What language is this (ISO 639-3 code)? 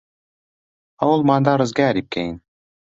ckb